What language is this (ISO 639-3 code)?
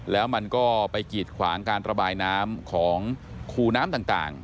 tha